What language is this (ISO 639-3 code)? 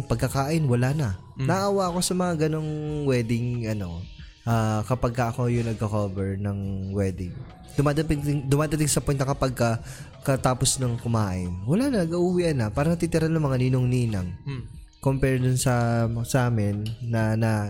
fil